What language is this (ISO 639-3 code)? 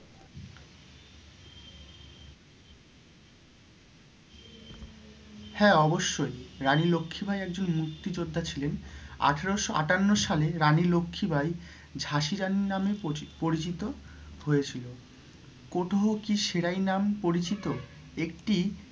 ben